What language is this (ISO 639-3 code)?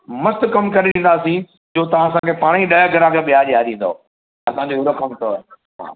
snd